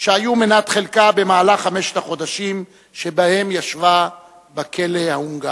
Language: Hebrew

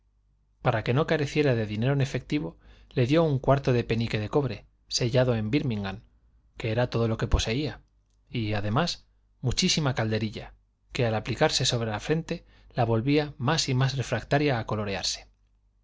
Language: Spanish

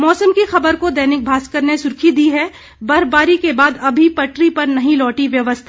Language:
Hindi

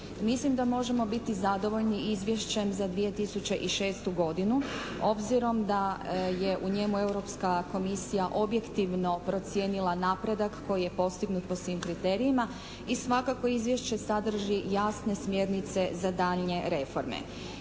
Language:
Croatian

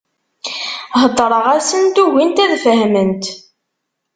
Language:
Kabyle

